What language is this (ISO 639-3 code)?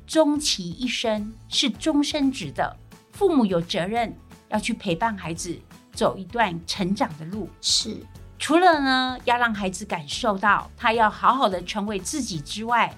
zho